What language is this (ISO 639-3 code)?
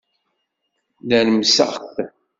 kab